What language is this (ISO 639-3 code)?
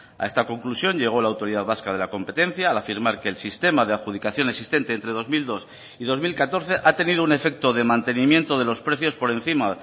spa